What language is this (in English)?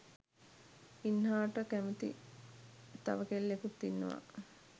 Sinhala